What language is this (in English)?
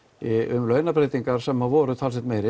Icelandic